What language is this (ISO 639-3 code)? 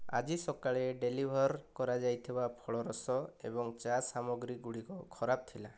ori